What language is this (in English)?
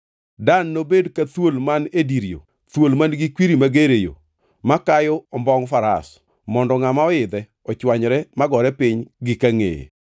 Luo (Kenya and Tanzania)